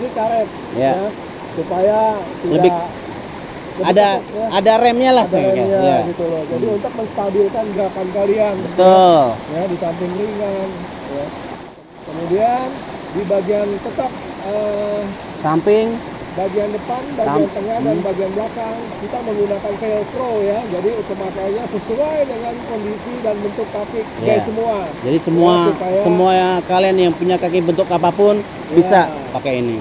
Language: Indonesian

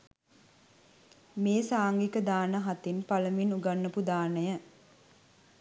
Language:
Sinhala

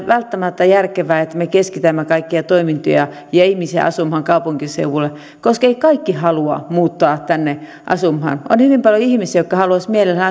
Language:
Finnish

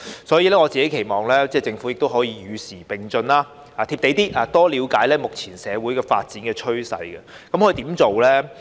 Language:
Cantonese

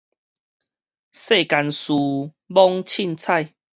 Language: Min Nan Chinese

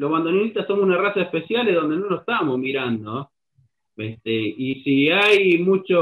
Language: Spanish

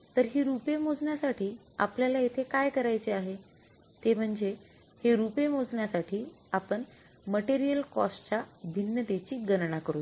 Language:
Marathi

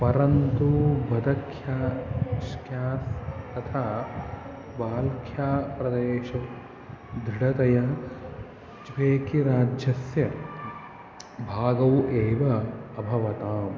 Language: Sanskrit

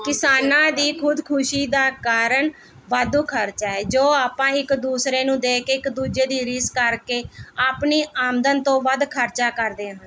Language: Punjabi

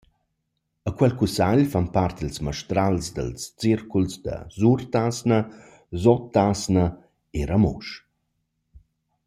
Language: Romansh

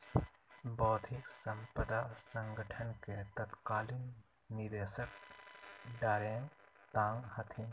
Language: Magahi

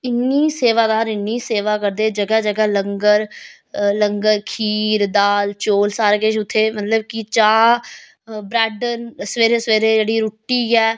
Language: Dogri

